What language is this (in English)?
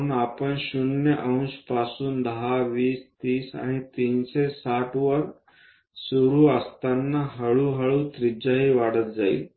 Marathi